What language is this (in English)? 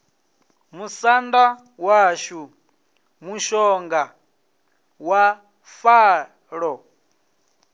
Venda